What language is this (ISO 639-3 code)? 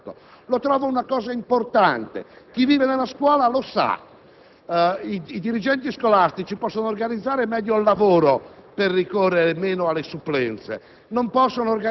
ita